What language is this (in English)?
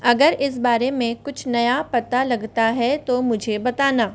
Hindi